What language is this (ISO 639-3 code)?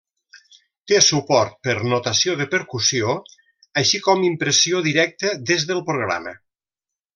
cat